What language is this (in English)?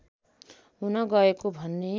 Nepali